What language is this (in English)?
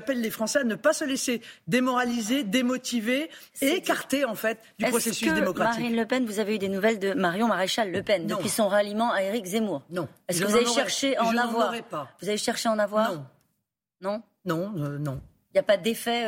French